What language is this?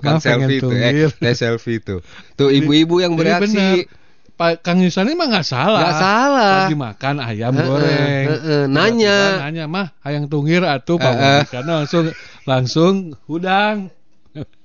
Indonesian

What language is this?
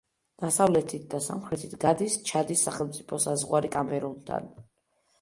Georgian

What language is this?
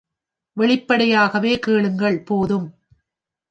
Tamil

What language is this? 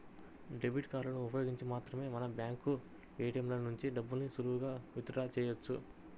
Telugu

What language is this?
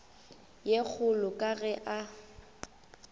Northern Sotho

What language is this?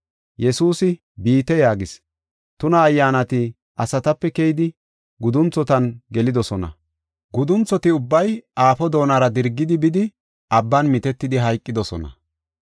Gofa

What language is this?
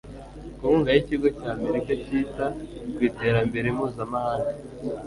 Kinyarwanda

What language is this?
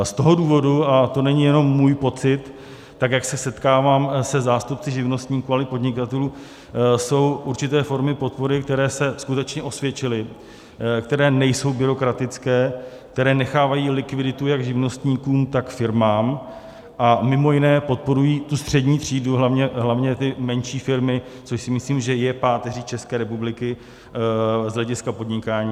Czech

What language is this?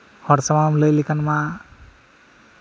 Santali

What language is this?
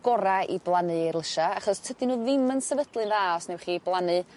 Welsh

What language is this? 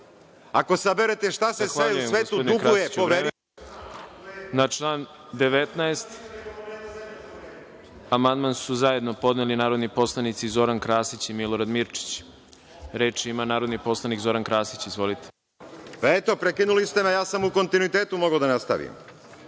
Serbian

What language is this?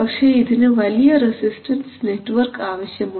Malayalam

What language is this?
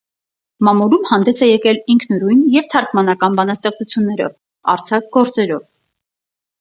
Armenian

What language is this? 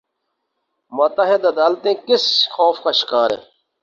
Urdu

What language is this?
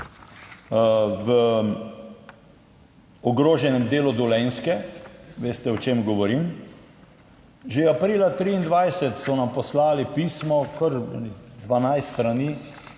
Slovenian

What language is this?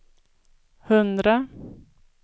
Swedish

